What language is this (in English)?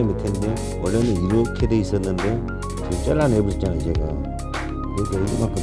Korean